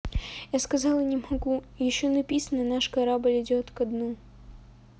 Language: Russian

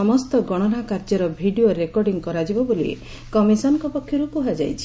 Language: Odia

